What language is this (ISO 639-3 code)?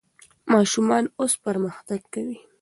pus